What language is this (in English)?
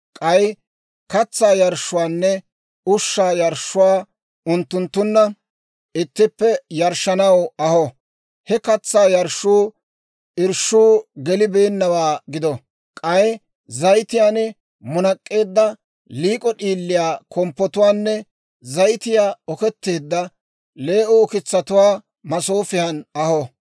Dawro